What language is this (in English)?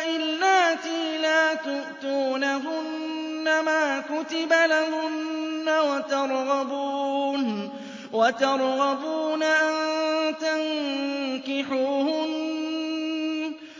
Arabic